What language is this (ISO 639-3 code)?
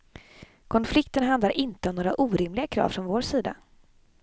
swe